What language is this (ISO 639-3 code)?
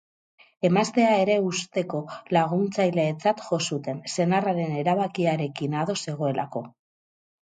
eus